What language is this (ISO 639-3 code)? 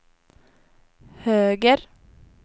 swe